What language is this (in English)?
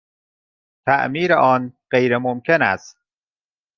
Persian